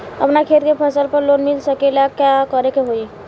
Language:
Bhojpuri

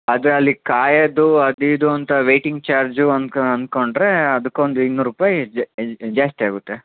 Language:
Kannada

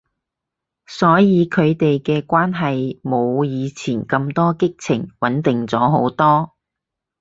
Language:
Cantonese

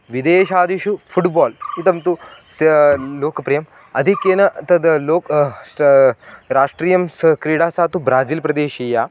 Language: Sanskrit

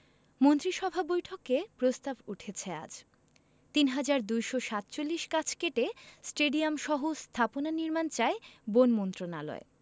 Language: Bangla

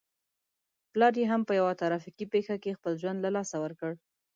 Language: Pashto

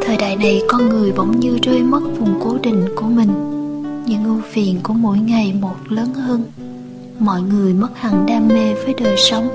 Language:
Vietnamese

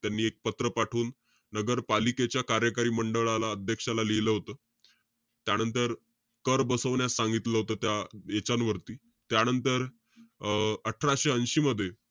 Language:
Marathi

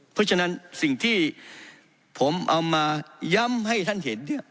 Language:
Thai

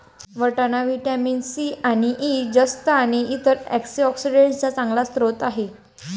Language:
Marathi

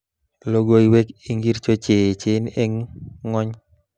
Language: Kalenjin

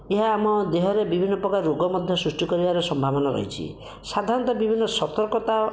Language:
Odia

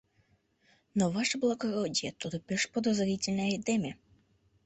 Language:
Mari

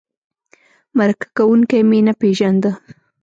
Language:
Pashto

